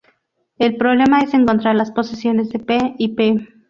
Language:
Spanish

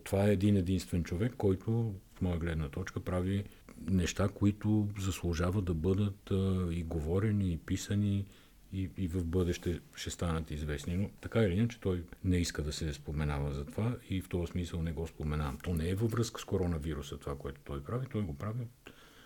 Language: Bulgarian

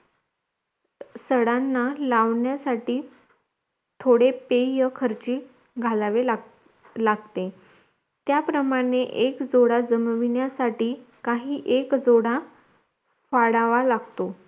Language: Marathi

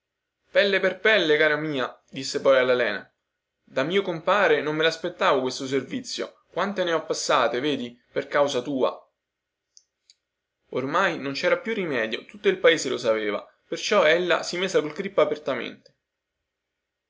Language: Italian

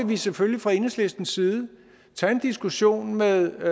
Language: Danish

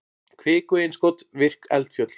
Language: Icelandic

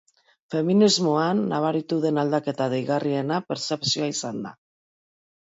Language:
Basque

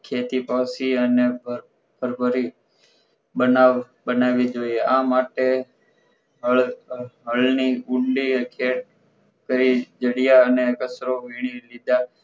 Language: Gujarati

